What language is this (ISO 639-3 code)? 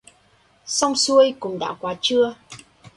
vie